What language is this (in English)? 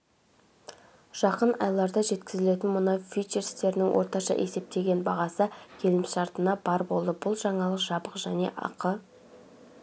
Kazakh